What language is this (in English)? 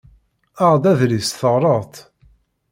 Kabyle